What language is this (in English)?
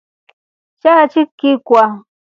Rombo